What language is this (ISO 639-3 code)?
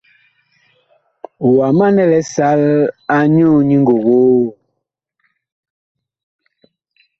bkh